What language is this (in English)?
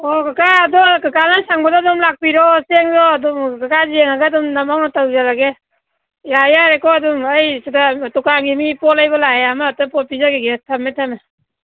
Manipuri